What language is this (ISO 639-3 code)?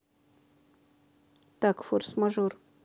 rus